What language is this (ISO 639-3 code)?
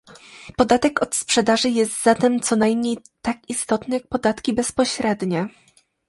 pol